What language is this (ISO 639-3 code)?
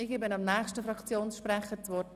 gsw